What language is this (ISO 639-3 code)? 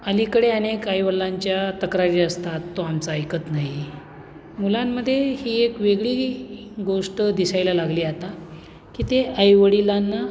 mar